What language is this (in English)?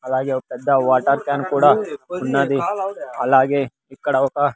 Telugu